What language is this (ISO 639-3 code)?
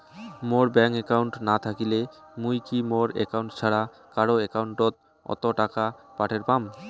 ben